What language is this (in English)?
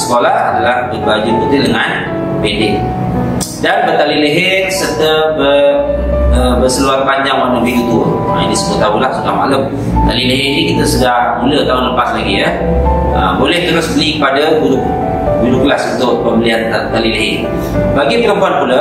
Malay